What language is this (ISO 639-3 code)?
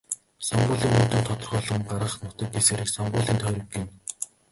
mon